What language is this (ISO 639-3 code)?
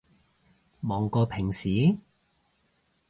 yue